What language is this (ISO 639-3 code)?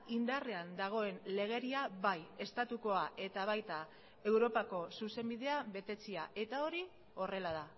eus